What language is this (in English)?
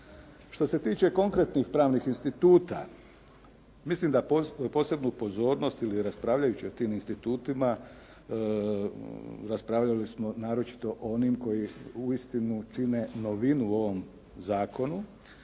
Croatian